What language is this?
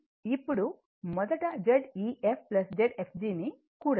Telugu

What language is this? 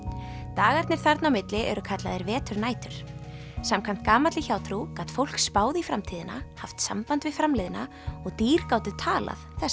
Icelandic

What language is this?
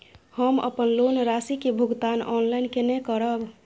Maithili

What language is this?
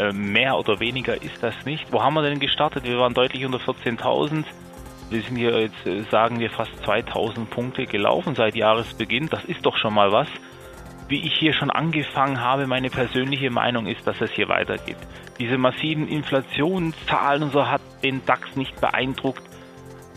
German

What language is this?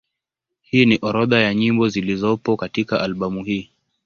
Swahili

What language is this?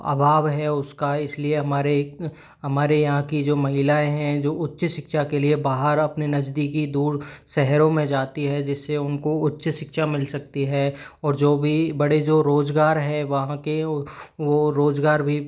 Hindi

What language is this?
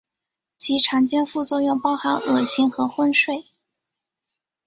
Chinese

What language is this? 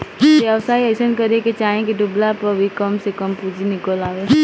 Bhojpuri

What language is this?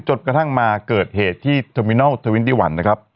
Thai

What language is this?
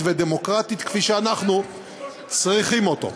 Hebrew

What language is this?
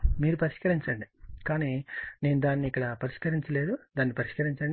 Telugu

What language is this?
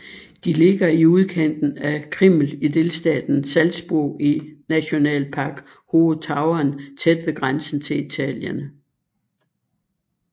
Danish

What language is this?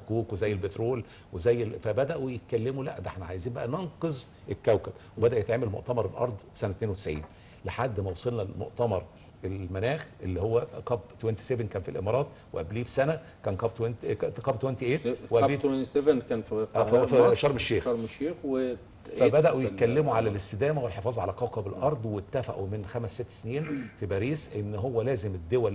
Arabic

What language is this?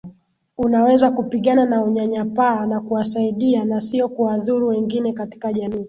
Swahili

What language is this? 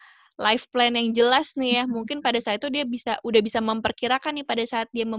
Indonesian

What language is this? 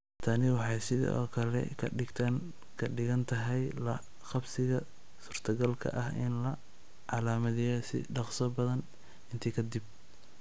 Somali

